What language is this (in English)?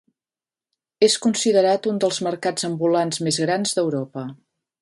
Catalan